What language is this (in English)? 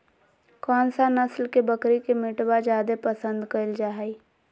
Magahi